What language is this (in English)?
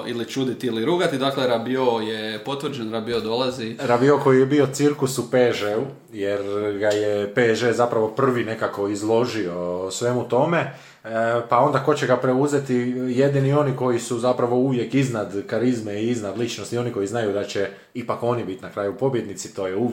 Croatian